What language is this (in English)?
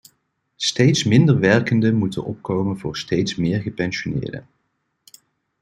Dutch